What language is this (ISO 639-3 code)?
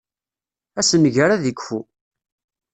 kab